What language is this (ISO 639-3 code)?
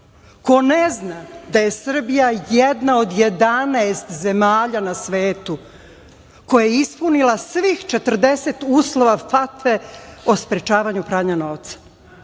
srp